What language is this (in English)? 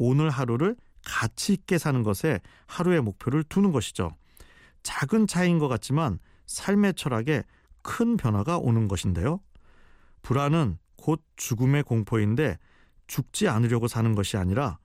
Korean